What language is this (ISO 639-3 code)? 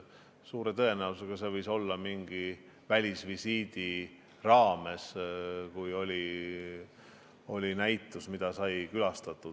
est